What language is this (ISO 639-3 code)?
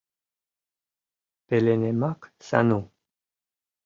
chm